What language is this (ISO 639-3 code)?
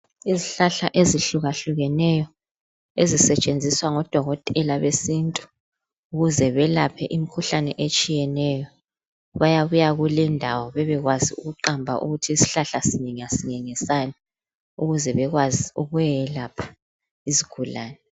nde